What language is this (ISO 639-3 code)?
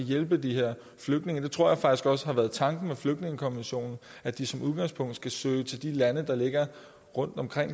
dan